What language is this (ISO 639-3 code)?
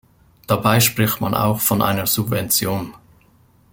deu